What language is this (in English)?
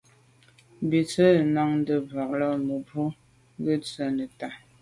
Medumba